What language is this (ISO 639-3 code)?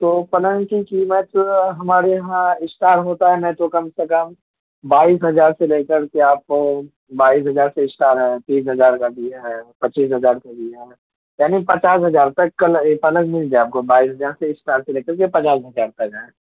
urd